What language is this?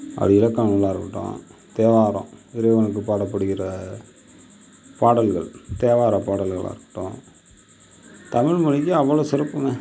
Tamil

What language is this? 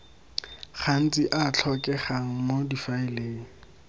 Tswana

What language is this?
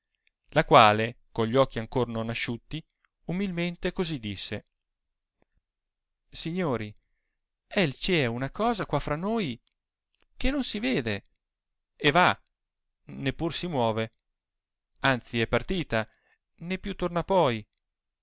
Italian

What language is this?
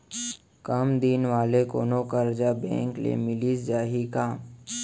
Chhattisgarhi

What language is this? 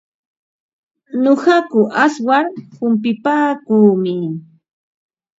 Ambo-Pasco Quechua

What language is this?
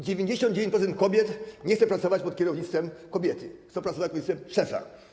Polish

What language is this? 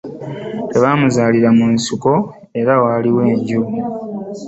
Ganda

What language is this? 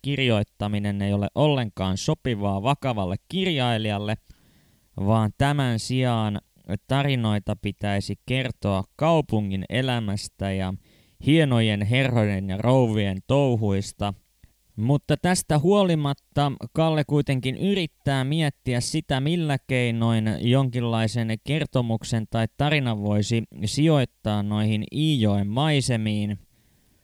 Finnish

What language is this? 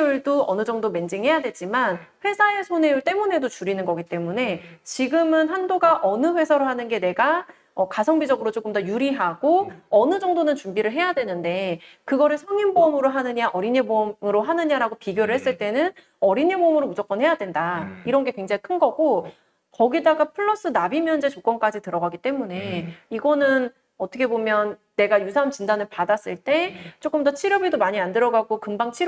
Korean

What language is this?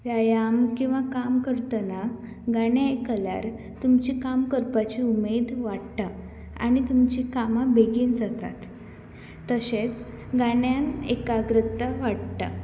Konkani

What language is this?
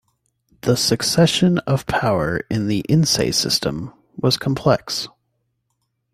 English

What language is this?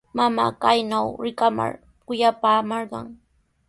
Sihuas Ancash Quechua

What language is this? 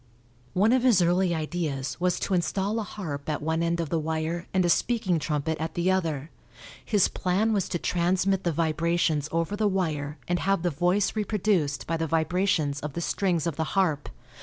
English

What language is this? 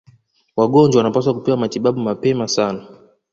Swahili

